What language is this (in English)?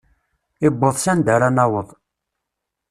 Kabyle